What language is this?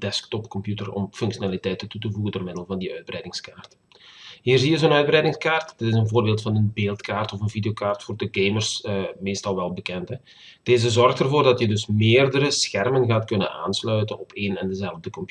Dutch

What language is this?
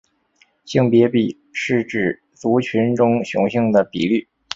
Chinese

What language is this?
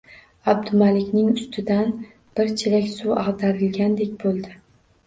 Uzbek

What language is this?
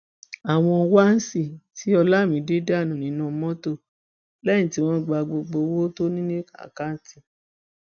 Yoruba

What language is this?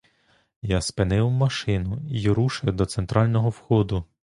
Ukrainian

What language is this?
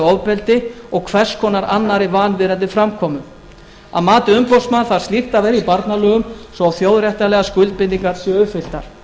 Icelandic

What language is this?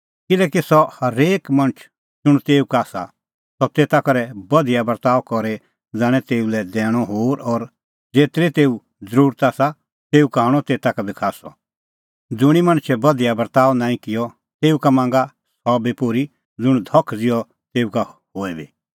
Kullu Pahari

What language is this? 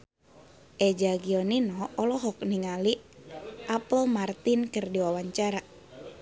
Sundanese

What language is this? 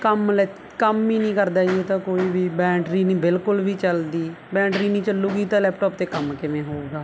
Punjabi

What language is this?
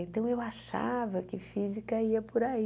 Portuguese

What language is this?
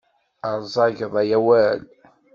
Kabyle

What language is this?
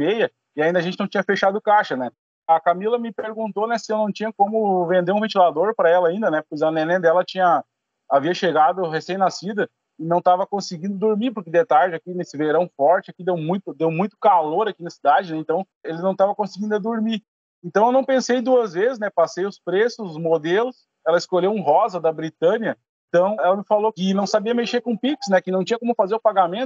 Portuguese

